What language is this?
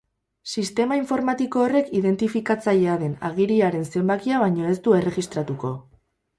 Basque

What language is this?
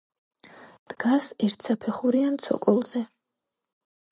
Georgian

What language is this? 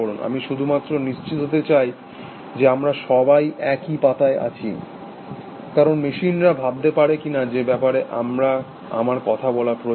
Bangla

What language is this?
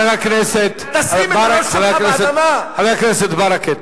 Hebrew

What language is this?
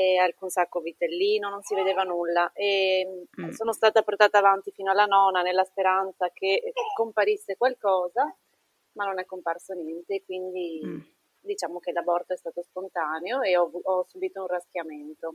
Italian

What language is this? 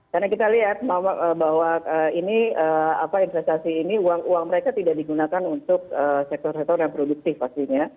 Indonesian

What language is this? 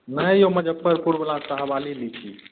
Maithili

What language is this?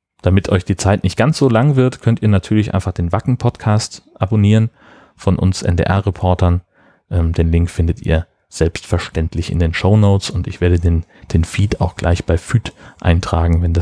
German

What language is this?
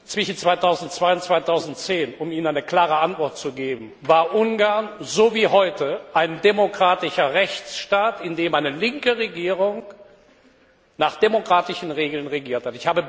German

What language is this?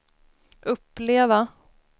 Swedish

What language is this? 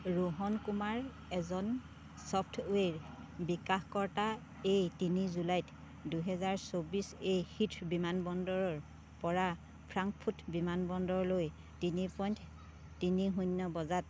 Assamese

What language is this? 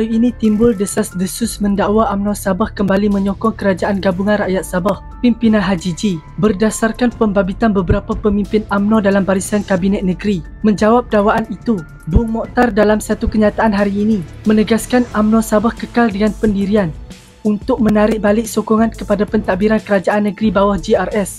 Malay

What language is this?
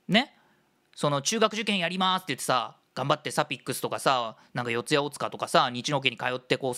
Japanese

